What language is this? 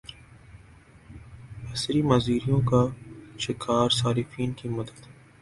Urdu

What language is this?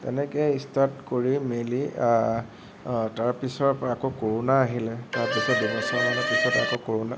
Assamese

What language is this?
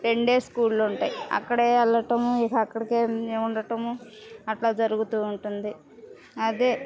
Telugu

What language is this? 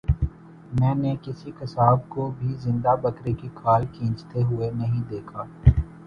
Urdu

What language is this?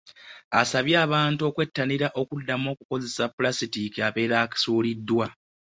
Ganda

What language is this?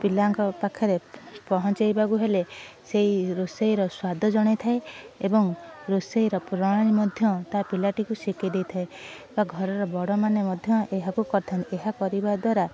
Odia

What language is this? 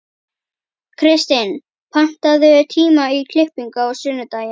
Icelandic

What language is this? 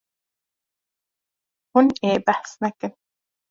Kurdish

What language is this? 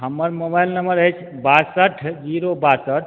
Maithili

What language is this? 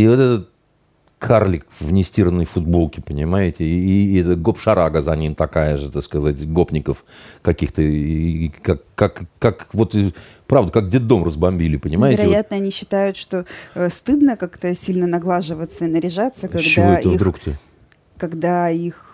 Russian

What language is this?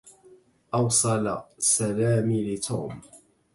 Arabic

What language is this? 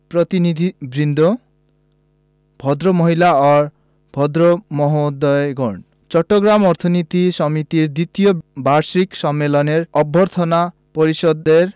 Bangla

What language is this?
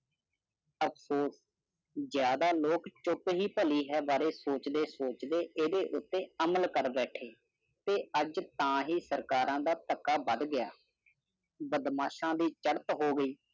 Punjabi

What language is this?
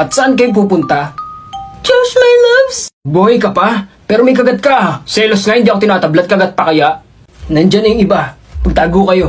Filipino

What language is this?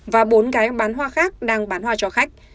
Vietnamese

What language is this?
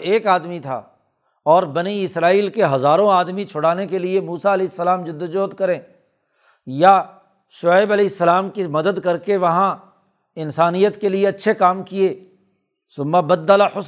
Urdu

